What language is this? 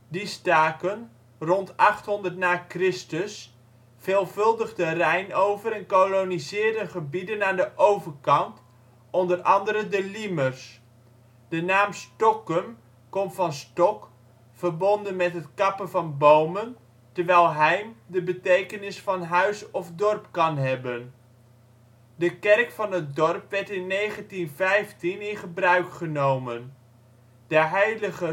Dutch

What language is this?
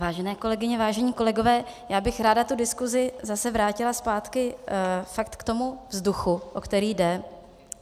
Czech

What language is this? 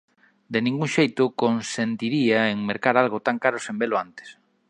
Galician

